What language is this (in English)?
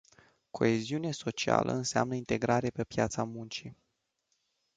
Romanian